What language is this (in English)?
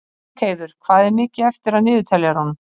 Icelandic